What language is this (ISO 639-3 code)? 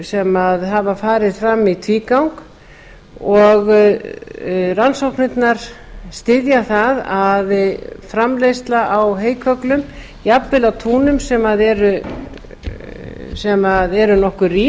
isl